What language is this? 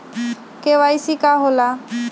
Magahi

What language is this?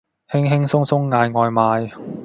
Cantonese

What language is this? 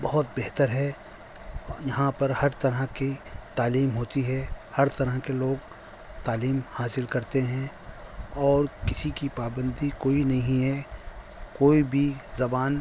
Urdu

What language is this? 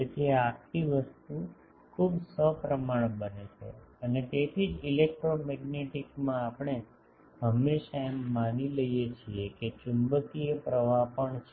Gujarati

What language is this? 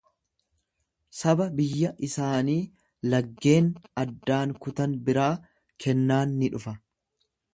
Oromo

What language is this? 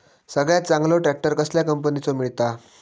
Marathi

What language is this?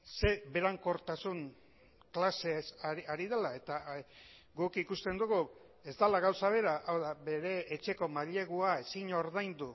Basque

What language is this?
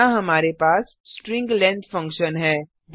Hindi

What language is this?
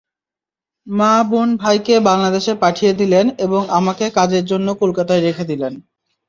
Bangla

